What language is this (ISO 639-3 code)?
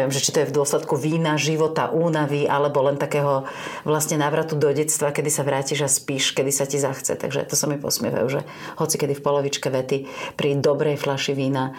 slk